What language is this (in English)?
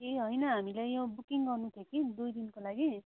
Nepali